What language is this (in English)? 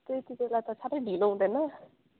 Nepali